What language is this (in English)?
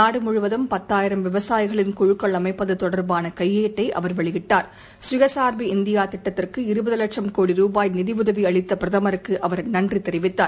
Tamil